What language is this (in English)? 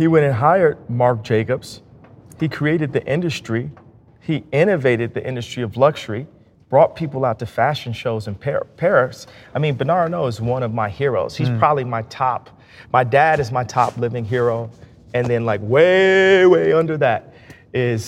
English